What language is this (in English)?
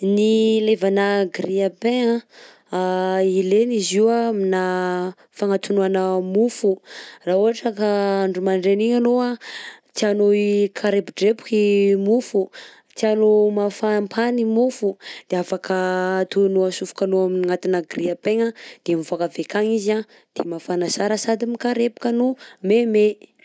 Southern Betsimisaraka Malagasy